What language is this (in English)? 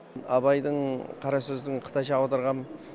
Kazakh